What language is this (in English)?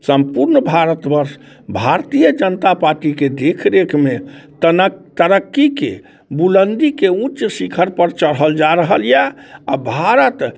Maithili